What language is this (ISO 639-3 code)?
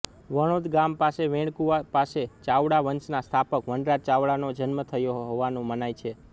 guj